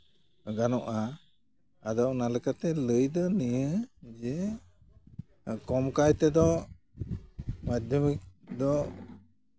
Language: Santali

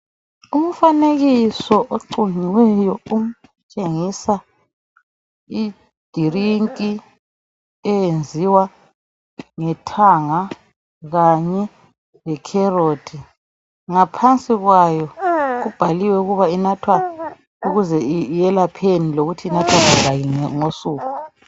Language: North Ndebele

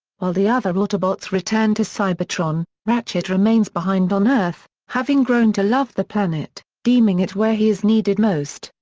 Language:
English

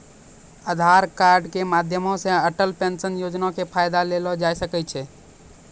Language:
Maithili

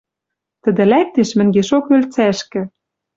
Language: Western Mari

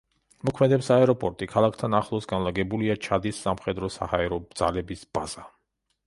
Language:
Georgian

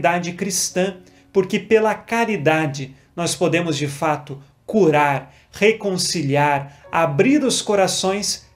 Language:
Portuguese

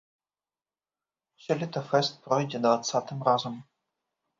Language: Belarusian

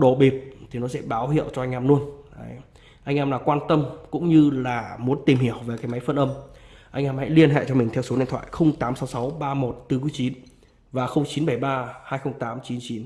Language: Vietnamese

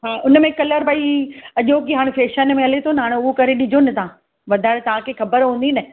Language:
Sindhi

